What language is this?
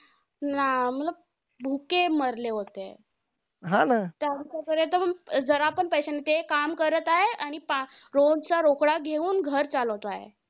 Marathi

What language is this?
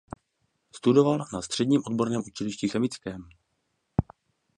Czech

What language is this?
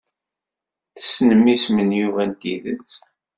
Kabyle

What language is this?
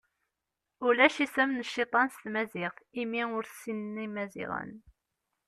Kabyle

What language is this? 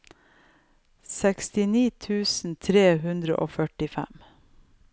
Norwegian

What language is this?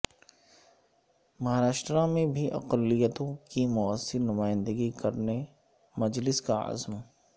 Urdu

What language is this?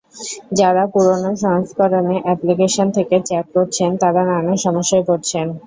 Bangla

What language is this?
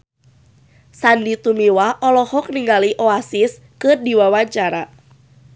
Sundanese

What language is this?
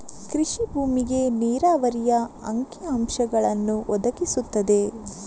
Kannada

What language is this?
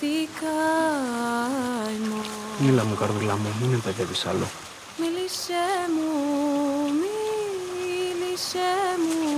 Greek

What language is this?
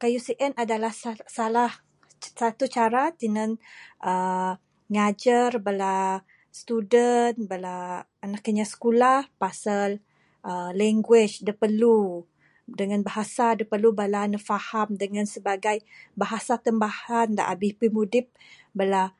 Bukar-Sadung Bidayuh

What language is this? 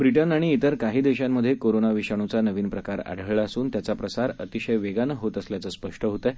Marathi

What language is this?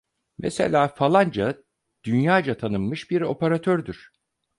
Turkish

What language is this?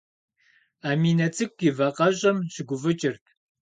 Kabardian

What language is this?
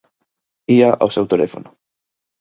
Galician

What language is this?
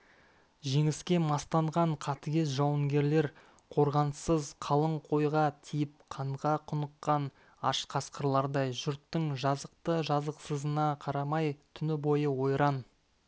Kazakh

